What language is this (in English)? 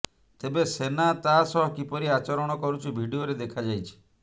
Odia